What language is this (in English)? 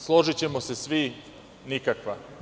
Serbian